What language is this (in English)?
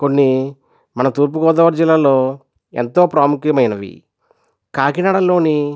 Telugu